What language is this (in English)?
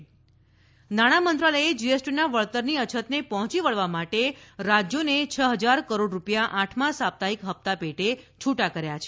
Gujarati